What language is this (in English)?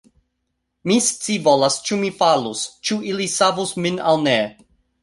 Esperanto